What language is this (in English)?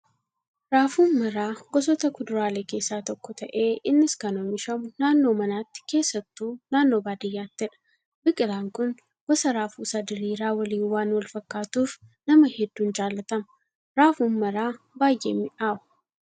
Oromo